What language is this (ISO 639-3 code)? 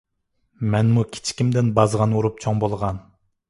uig